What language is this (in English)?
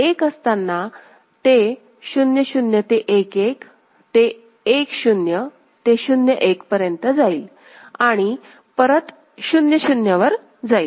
Marathi